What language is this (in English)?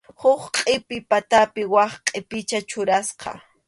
Arequipa-La Unión Quechua